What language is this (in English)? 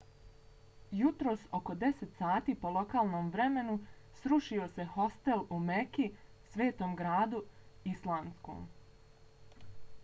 Bosnian